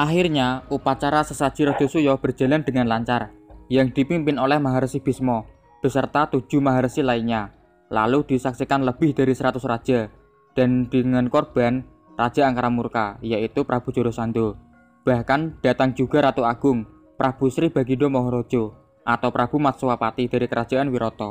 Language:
Indonesian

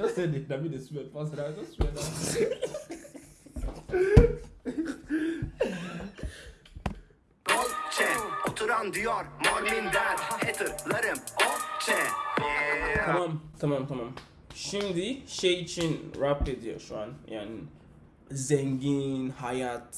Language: Turkish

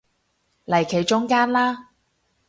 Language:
Cantonese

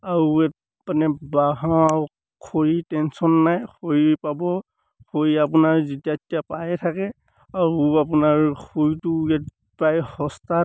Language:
Assamese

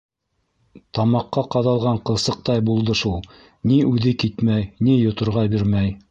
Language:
Bashkir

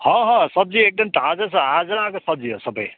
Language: Nepali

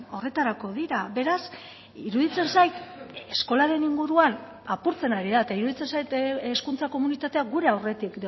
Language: Basque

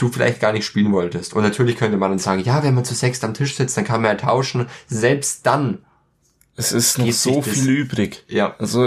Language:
German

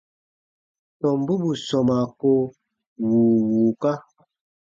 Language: Baatonum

